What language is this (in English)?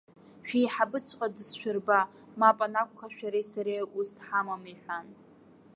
Abkhazian